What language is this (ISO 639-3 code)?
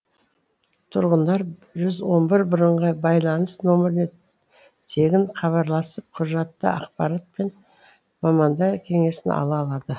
kaz